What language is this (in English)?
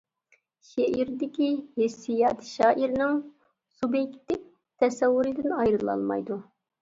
Uyghur